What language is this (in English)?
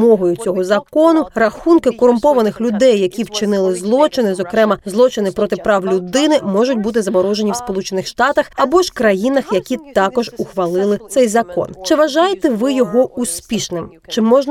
Ukrainian